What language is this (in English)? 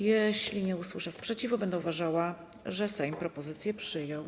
Polish